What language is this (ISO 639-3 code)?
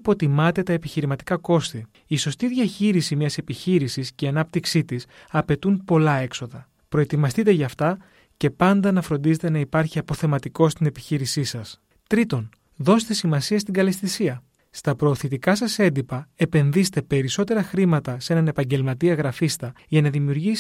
ell